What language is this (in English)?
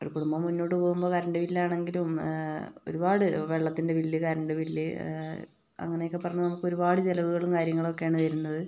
Malayalam